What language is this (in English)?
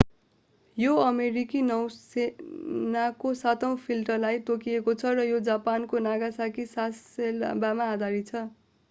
Nepali